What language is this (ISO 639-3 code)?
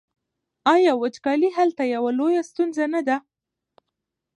pus